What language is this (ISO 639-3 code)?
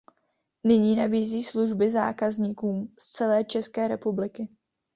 ces